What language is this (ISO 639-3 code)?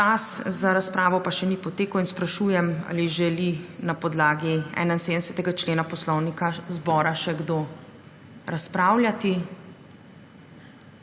slv